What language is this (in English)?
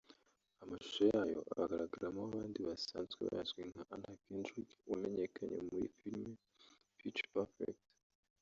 Kinyarwanda